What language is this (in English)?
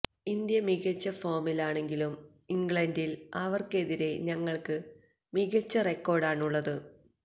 Malayalam